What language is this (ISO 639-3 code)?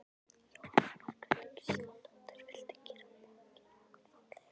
isl